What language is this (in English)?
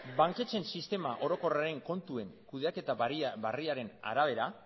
Basque